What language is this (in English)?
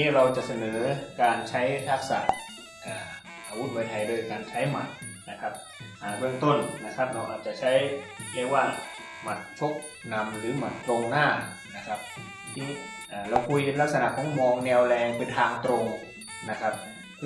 Thai